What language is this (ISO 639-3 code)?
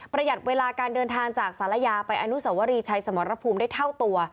tha